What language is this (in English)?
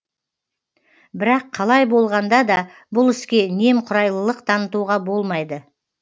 Kazakh